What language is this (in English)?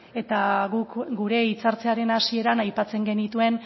Basque